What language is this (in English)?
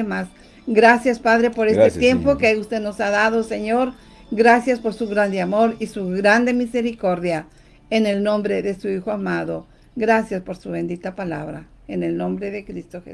Spanish